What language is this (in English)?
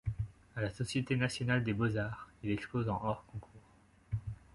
French